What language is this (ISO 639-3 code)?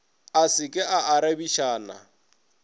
nso